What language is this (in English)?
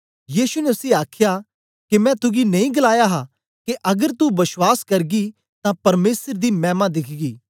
Dogri